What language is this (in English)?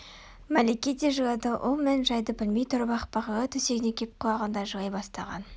Kazakh